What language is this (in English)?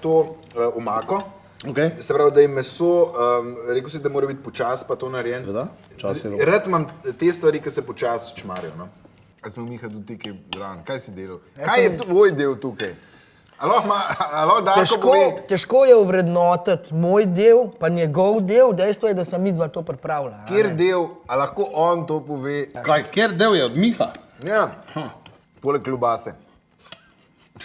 Slovenian